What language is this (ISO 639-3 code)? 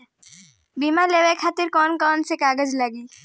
bho